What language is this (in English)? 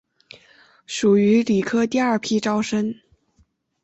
Chinese